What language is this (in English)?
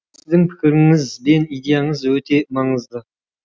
Kazakh